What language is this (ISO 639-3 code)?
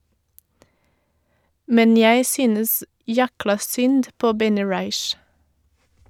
nor